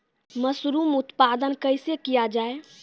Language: Maithili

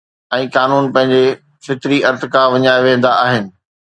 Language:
Sindhi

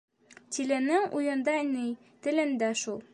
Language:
Bashkir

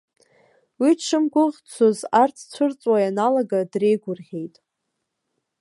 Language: Abkhazian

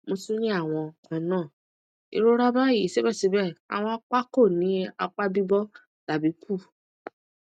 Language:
Yoruba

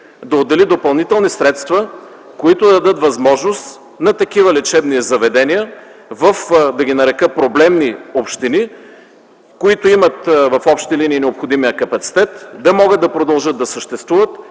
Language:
Bulgarian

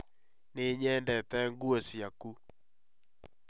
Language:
Kikuyu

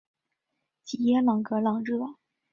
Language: Chinese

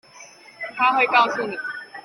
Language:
Chinese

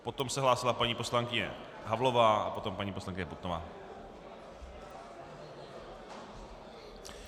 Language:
Czech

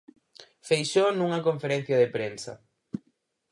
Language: Galician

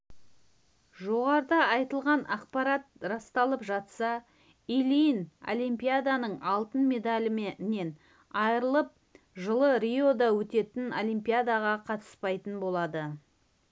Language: Kazakh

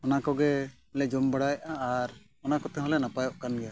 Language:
Santali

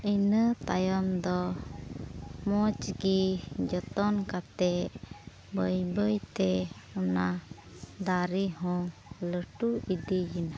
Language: Santali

